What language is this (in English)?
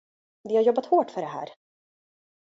Swedish